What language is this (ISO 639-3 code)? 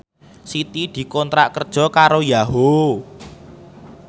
jav